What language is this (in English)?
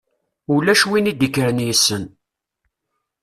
Kabyle